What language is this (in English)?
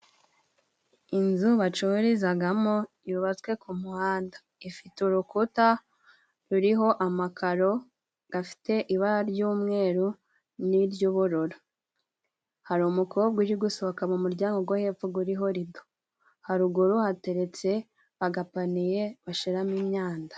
Kinyarwanda